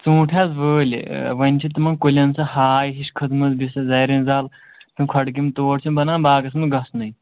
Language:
Kashmiri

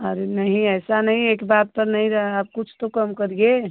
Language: Hindi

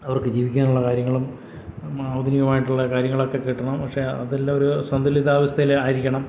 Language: Malayalam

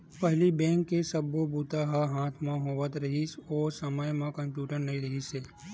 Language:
Chhattisgarhi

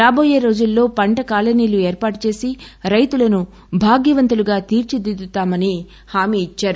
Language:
Telugu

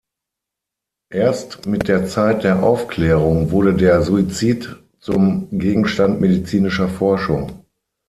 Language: German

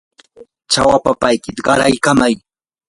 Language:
Yanahuanca Pasco Quechua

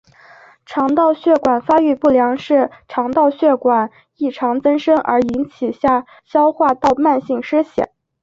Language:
Chinese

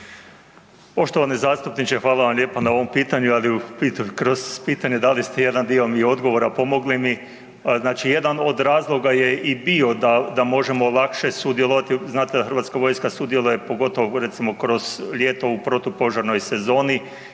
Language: Croatian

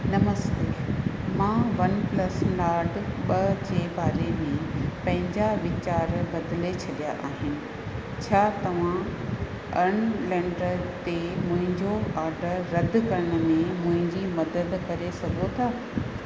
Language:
Sindhi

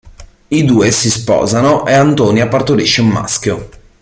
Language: Italian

